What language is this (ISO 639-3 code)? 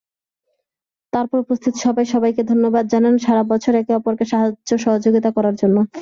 ben